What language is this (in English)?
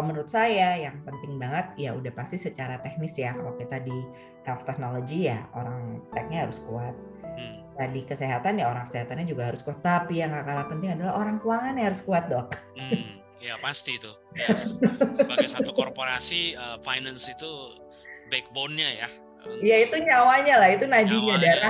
Indonesian